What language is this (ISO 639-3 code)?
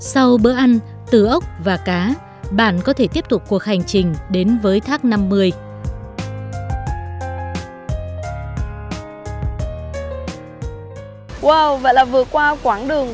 vie